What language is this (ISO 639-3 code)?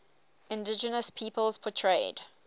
eng